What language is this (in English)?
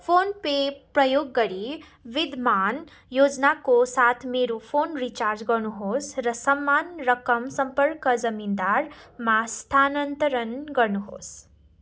Nepali